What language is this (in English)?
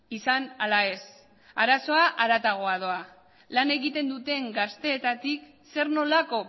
Basque